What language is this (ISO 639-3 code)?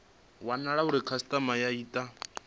ven